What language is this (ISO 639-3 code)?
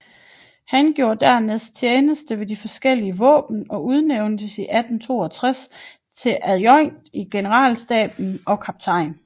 dan